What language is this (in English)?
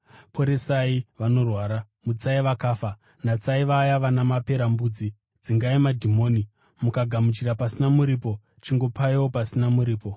Shona